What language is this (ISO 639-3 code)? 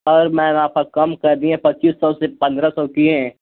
hin